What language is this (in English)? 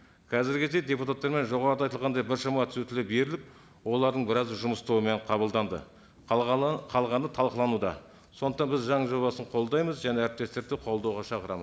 Kazakh